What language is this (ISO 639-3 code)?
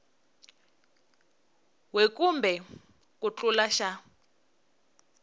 tso